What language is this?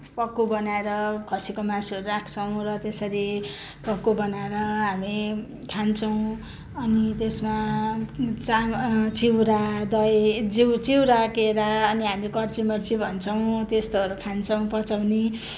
Nepali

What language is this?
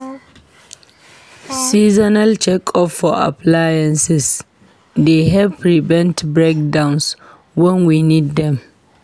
Nigerian Pidgin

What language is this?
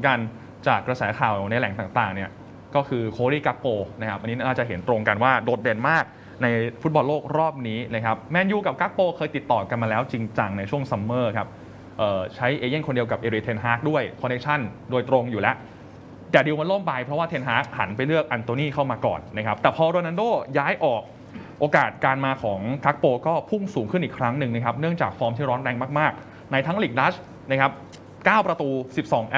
Thai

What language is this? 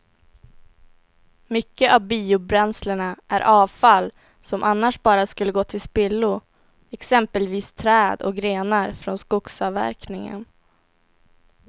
Swedish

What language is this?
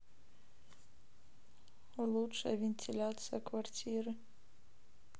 Russian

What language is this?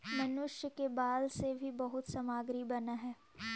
Magahi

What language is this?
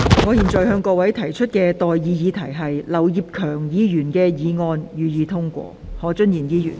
Cantonese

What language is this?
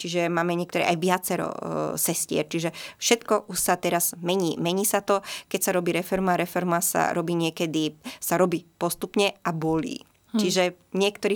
Slovak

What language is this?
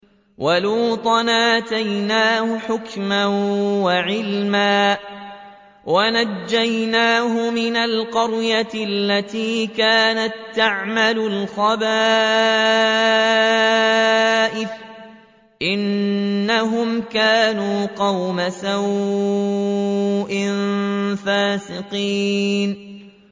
Arabic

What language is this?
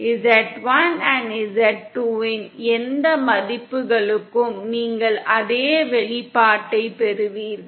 Tamil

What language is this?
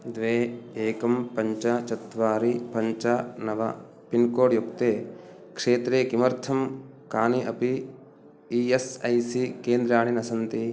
Sanskrit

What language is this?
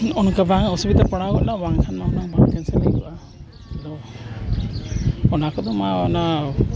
Santali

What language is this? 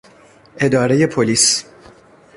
Persian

